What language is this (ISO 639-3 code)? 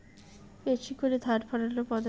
ben